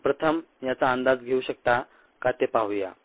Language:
Marathi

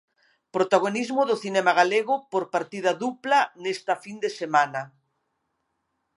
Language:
Galician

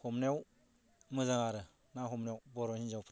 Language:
Bodo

